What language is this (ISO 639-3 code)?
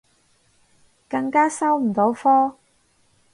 yue